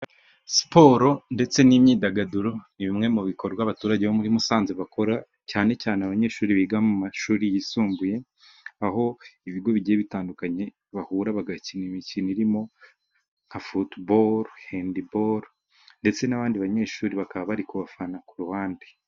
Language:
Kinyarwanda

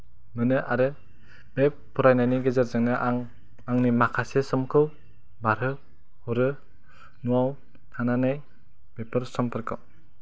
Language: Bodo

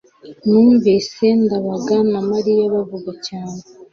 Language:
Kinyarwanda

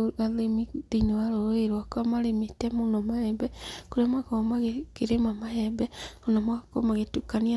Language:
Kikuyu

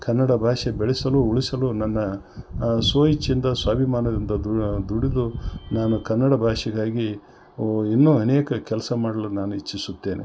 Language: Kannada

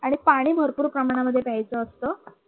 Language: Marathi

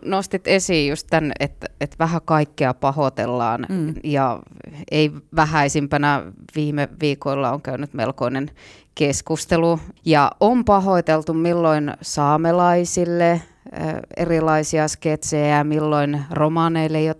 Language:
Finnish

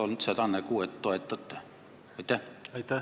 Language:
Estonian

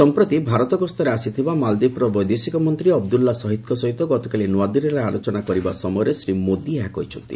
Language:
Odia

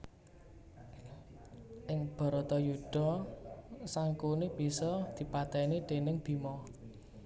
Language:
Javanese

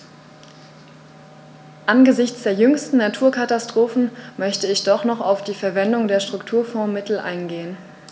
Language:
German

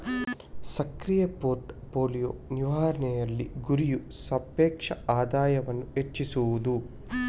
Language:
Kannada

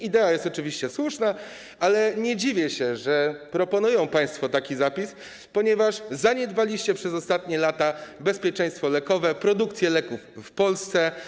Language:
Polish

